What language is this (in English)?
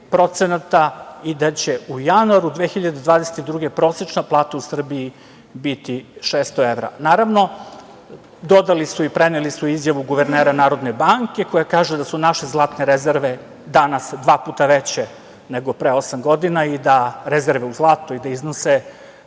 Serbian